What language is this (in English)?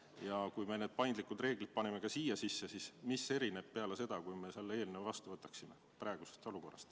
Estonian